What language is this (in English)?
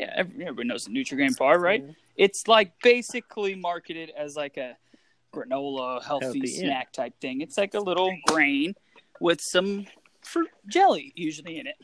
English